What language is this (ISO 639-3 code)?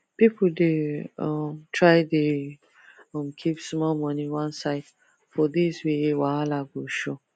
pcm